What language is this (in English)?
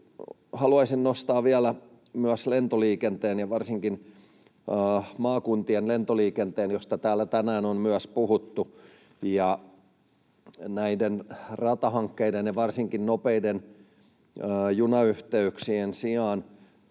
Finnish